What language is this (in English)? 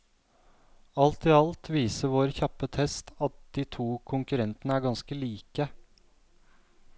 Norwegian